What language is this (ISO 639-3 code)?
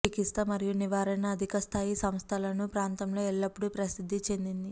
tel